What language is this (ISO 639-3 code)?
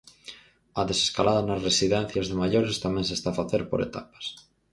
glg